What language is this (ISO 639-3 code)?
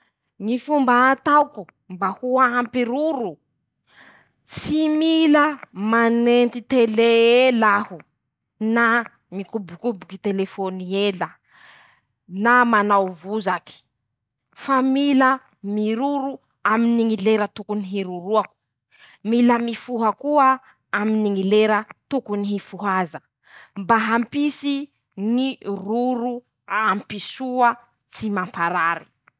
msh